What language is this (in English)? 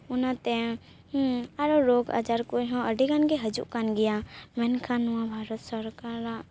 Santali